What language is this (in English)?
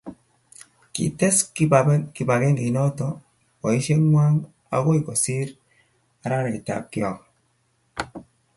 Kalenjin